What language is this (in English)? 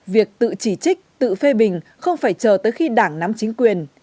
Vietnamese